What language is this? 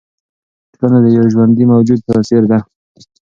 Pashto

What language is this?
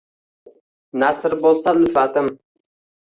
Uzbek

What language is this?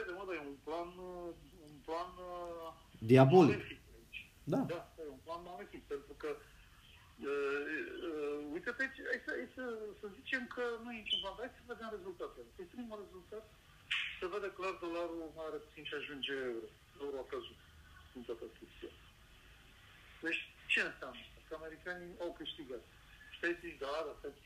Romanian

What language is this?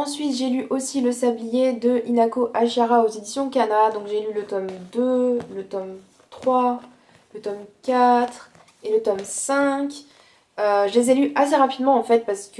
French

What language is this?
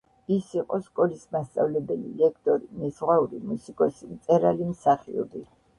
Georgian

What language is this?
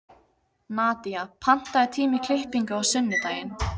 Icelandic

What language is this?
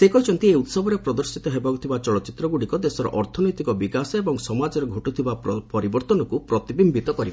Odia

